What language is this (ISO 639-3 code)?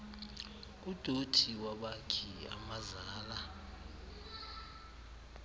xho